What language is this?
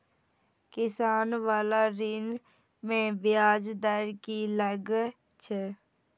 Maithili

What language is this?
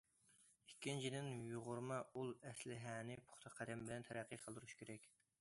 Uyghur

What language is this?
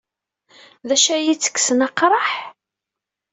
Kabyle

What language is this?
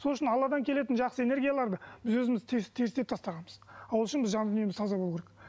Kazakh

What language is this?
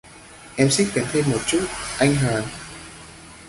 Vietnamese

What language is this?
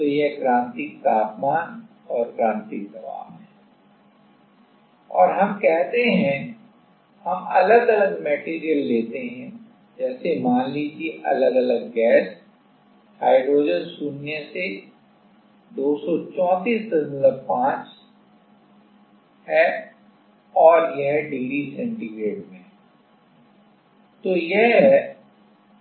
Hindi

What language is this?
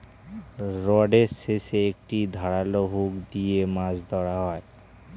Bangla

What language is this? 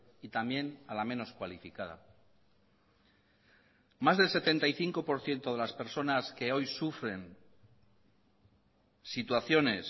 Spanish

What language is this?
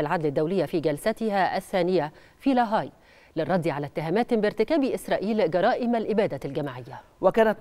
Arabic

